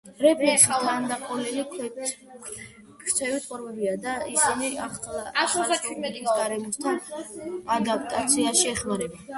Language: Georgian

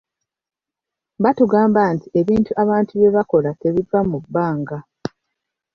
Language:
Ganda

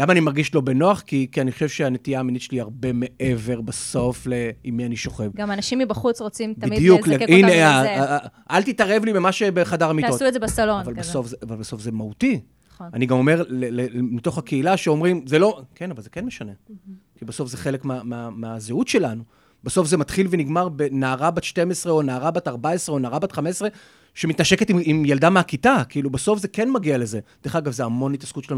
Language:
Hebrew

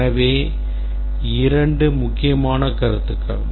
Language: Tamil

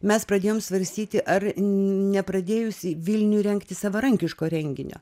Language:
Lithuanian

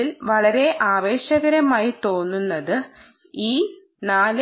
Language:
Malayalam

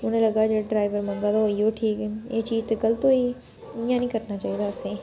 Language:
Dogri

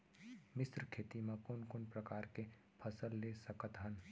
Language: Chhattisgarhi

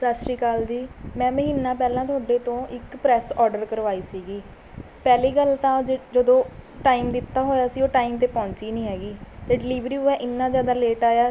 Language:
Punjabi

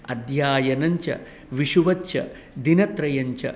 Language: Sanskrit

